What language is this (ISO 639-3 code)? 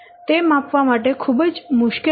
guj